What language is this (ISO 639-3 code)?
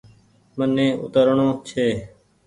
gig